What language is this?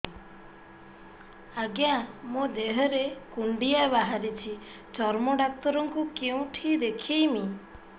Odia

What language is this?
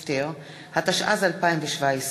Hebrew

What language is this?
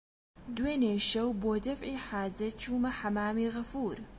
Central Kurdish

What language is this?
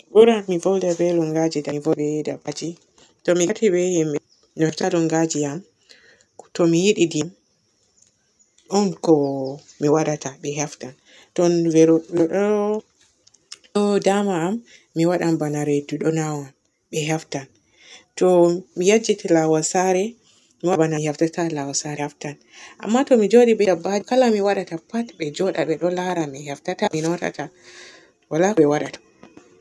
Borgu Fulfulde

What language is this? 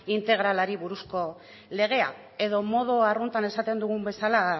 Basque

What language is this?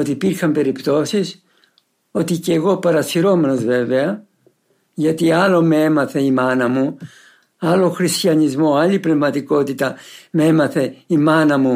Greek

